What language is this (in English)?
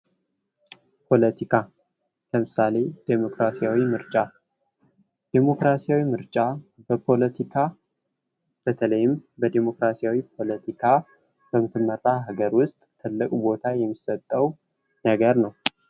Amharic